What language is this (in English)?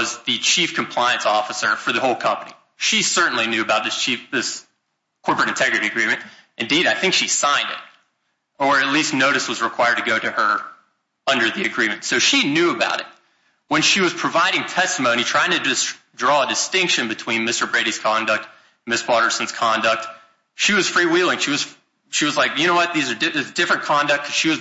English